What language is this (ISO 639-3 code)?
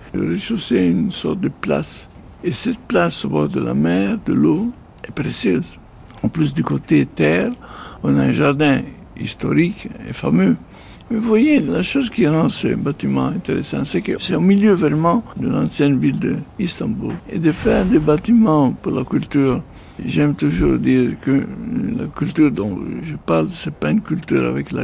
fra